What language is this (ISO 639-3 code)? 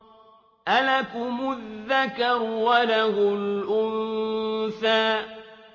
ara